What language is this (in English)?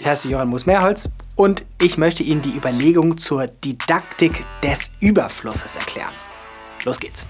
German